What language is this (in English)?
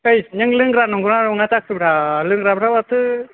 Bodo